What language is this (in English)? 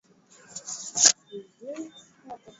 Swahili